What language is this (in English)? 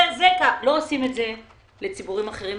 Hebrew